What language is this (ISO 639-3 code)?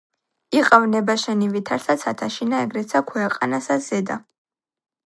kat